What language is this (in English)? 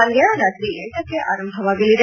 Kannada